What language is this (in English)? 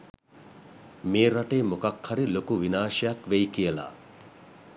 Sinhala